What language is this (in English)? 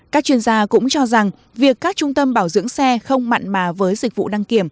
Vietnamese